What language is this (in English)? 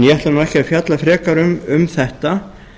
Icelandic